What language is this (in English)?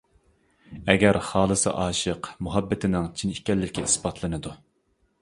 Uyghur